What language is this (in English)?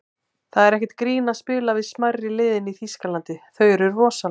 Icelandic